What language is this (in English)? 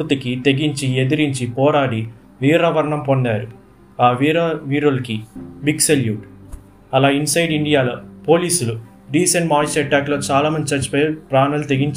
Telugu